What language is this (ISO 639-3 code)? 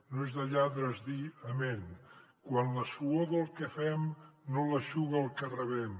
cat